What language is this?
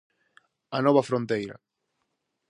Galician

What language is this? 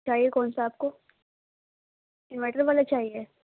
Urdu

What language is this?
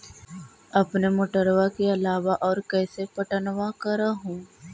Magahi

